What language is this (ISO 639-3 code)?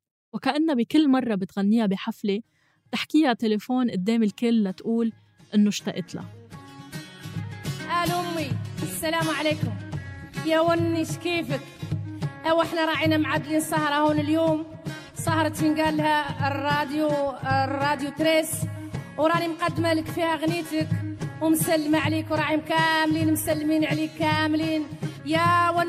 ara